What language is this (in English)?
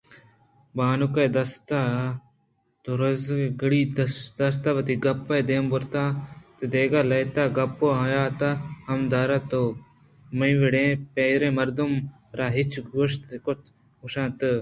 Eastern Balochi